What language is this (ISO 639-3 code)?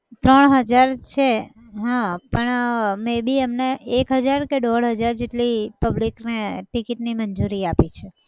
guj